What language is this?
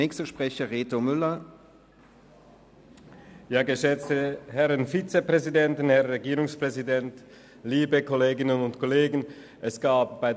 Swiss German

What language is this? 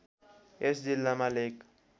Nepali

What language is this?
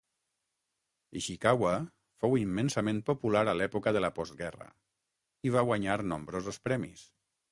Catalan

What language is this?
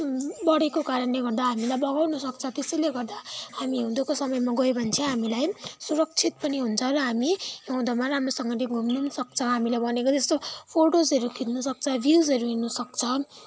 Nepali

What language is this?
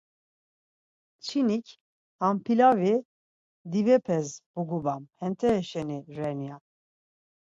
Laz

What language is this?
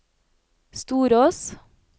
Norwegian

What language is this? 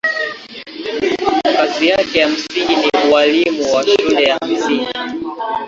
Swahili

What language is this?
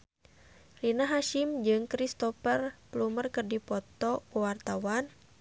Sundanese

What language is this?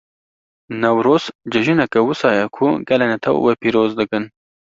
Kurdish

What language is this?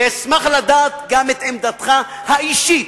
Hebrew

